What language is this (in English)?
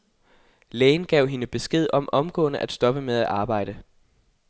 Danish